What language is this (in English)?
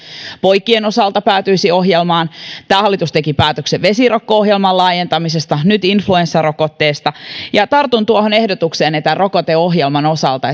Finnish